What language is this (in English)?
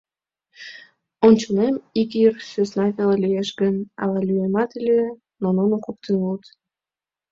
Mari